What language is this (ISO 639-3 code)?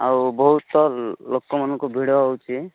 ori